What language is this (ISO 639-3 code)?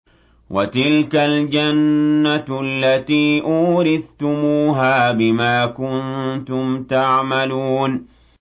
ara